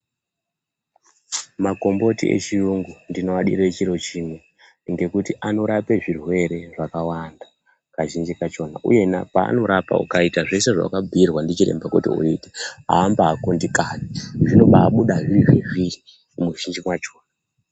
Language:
Ndau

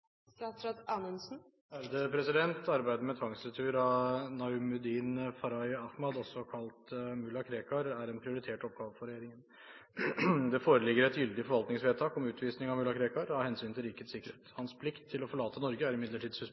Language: Norwegian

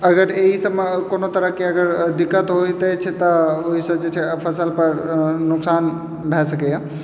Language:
Maithili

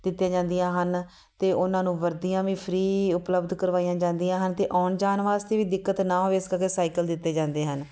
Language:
Punjabi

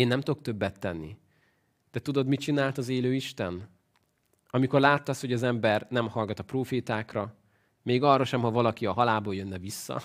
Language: Hungarian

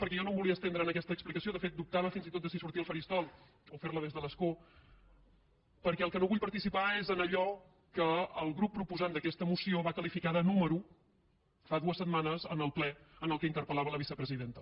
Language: Catalan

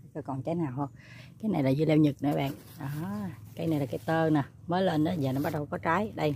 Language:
Vietnamese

